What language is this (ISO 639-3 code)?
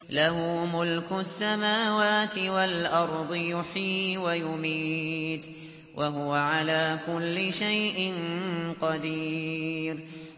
ara